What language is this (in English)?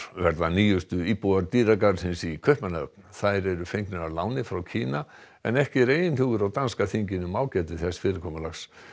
Icelandic